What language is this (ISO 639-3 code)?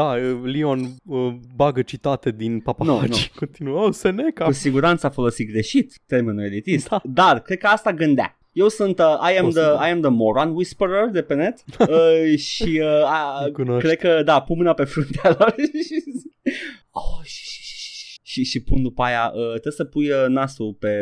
ron